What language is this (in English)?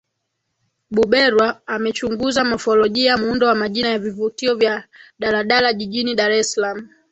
Swahili